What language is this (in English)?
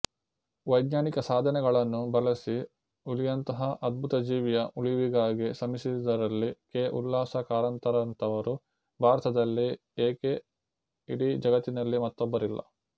Kannada